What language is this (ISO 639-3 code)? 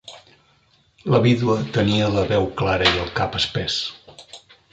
cat